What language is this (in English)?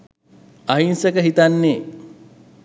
Sinhala